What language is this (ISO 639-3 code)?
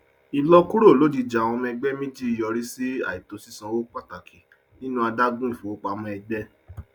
yor